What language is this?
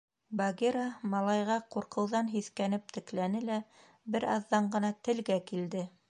Bashkir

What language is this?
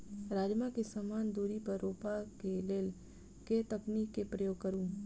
Maithili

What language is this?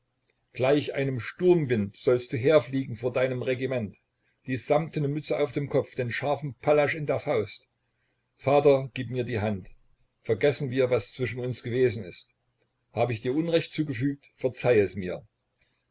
German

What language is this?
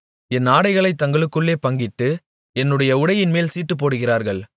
Tamil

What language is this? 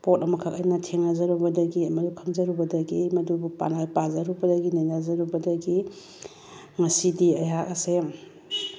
Manipuri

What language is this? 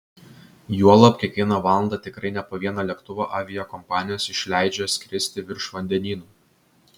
Lithuanian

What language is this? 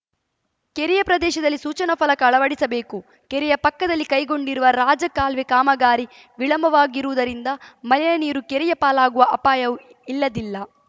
Kannada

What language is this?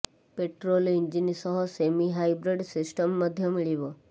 Odia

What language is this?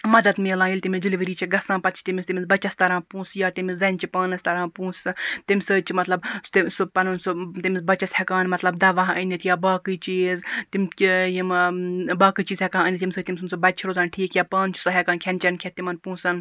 Kashmiri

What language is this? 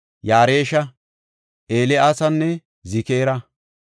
Gofa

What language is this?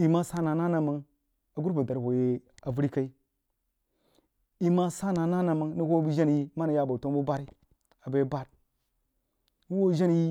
Jiba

